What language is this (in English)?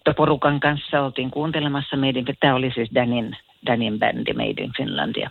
Finnish